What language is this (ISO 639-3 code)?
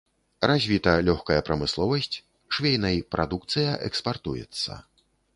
bel